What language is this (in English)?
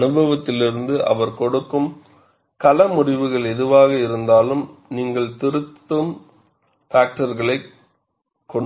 Tamil